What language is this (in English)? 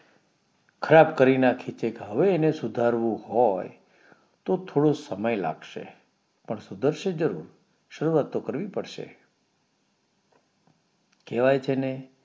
Gujarati